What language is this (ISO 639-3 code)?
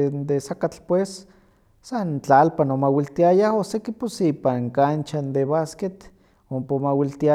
nhq